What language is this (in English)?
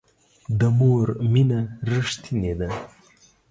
Pashto